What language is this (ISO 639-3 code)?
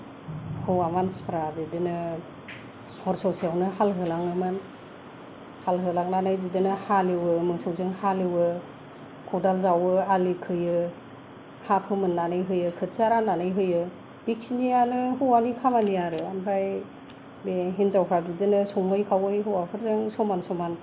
brx